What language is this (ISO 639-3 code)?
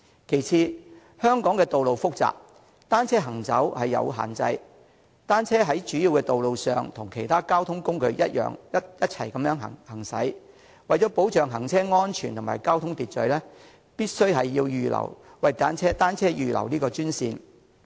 yue